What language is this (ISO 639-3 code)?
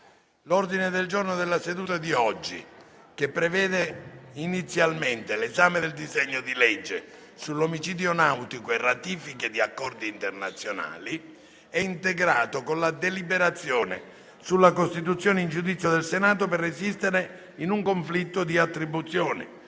ita